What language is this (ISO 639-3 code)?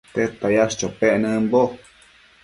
mcf